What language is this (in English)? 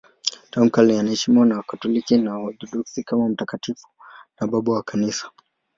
Swahili